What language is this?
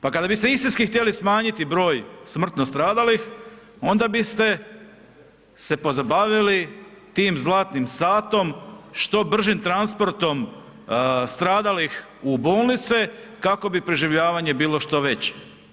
Croatian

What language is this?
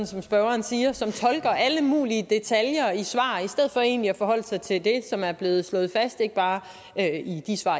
Danish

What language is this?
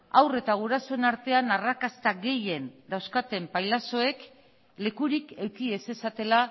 Basque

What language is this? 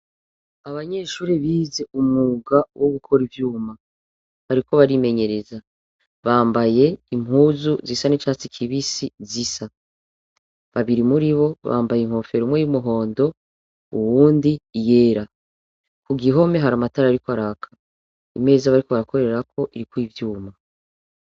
Rundi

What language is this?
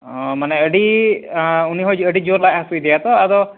Santali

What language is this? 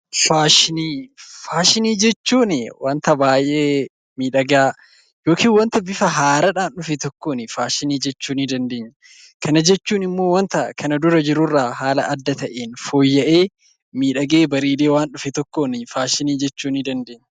Oromo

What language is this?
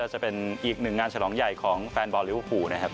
Thai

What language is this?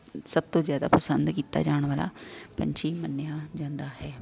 Punjabi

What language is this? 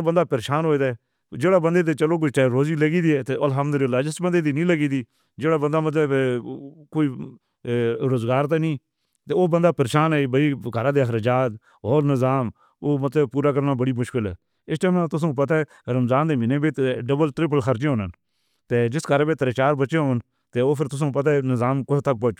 Northern Hindko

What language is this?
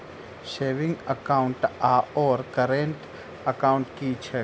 Maithili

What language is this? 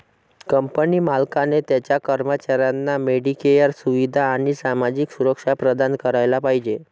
Marathi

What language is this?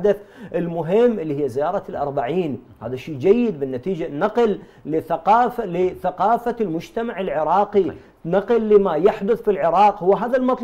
Arabic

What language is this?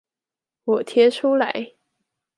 Chinese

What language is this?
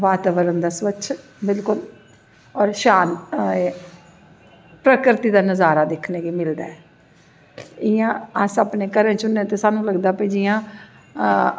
Dogri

